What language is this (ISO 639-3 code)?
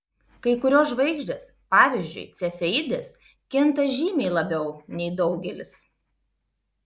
lit